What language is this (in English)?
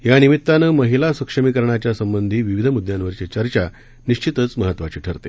Marathi